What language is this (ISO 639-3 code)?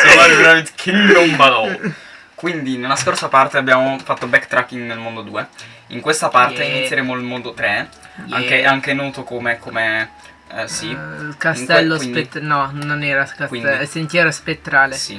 ita